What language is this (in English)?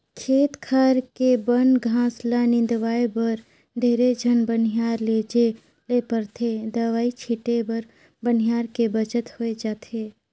Chhattisgarhi